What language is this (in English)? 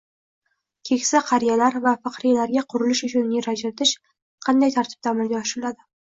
Uzbek